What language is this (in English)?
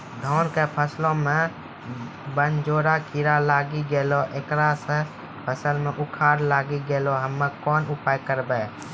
Maithili